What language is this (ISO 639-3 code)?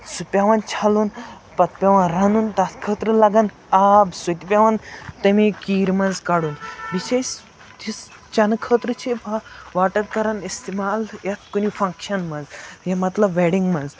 kas